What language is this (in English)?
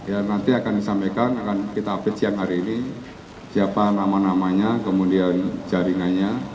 Indonesian